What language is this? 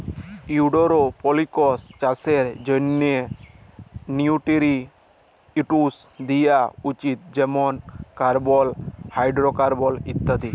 Bangla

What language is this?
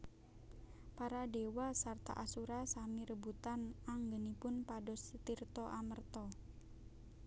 Javanese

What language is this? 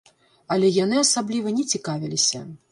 Belarusian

